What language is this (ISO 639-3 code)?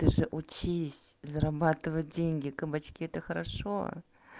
rus